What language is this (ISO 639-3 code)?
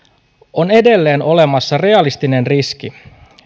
fin